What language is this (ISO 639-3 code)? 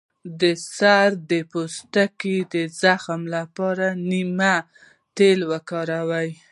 pus